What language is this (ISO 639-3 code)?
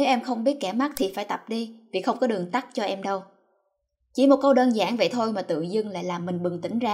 vie